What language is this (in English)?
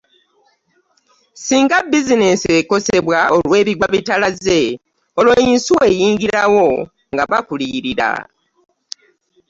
Ganda